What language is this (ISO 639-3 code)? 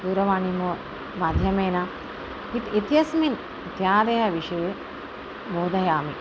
san